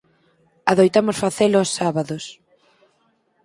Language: Galician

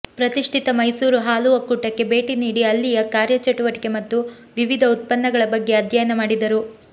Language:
Kannada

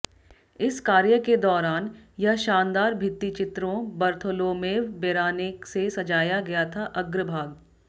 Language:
Hindi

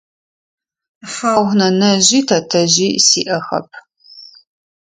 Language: Adyghe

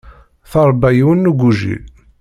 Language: Kabyle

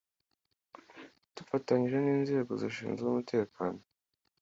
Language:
Kinyarwanda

